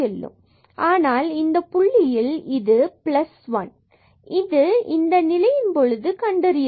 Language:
Tamil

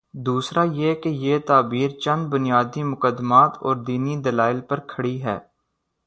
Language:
Urdu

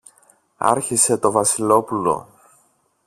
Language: Greek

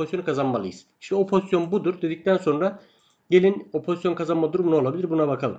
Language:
Turkish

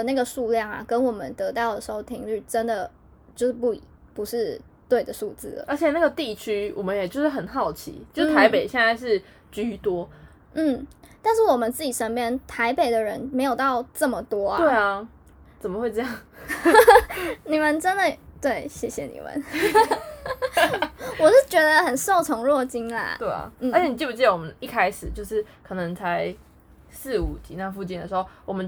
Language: Chinese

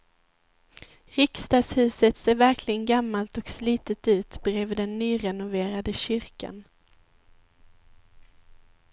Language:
Swedish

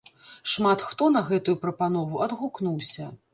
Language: Belarusian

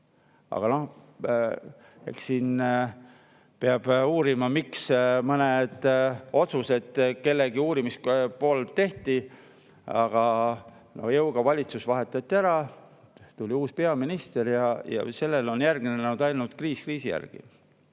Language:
Estonian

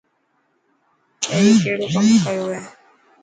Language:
Dhatki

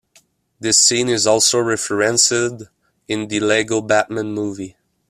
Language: English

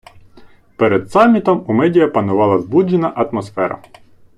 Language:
Ukrainian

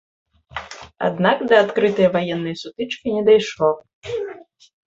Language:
Belarusian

